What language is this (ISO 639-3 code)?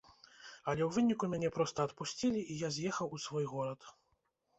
bel